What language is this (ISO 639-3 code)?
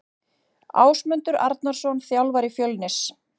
isl